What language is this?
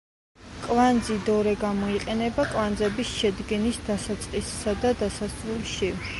Georgian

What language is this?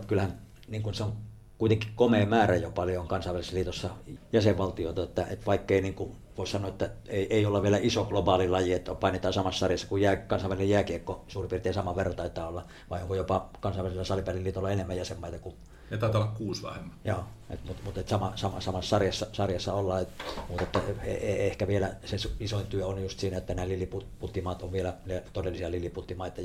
Finnish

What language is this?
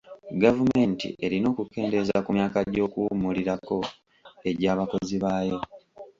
Ganda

